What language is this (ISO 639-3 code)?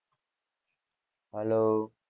guj